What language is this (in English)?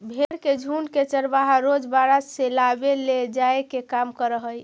Magahi